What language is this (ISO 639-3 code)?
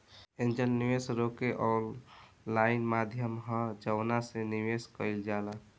bho